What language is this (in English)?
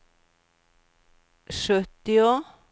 Swedish